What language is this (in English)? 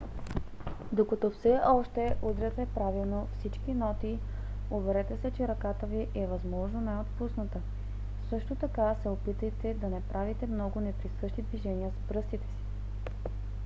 Bulgarian